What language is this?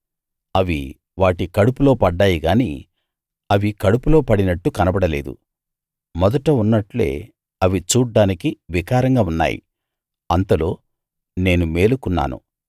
Telugu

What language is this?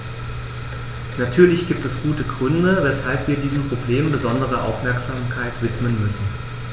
German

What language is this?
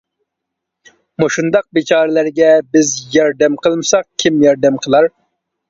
Uyghur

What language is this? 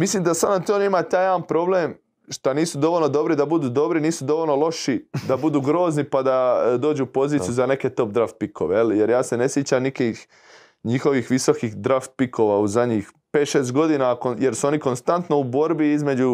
Croatian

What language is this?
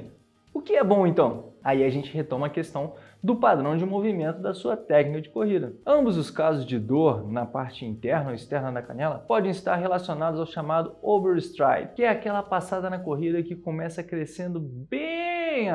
Portuguese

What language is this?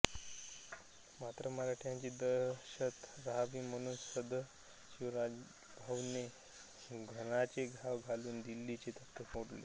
Marathi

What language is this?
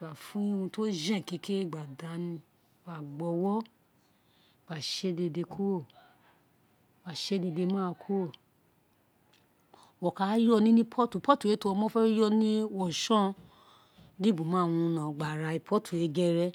Isekiri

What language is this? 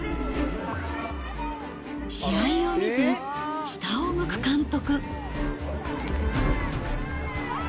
Japanese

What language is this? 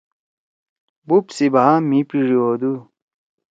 Torwali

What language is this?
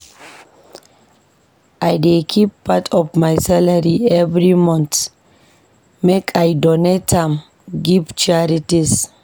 Nigerian Pidgin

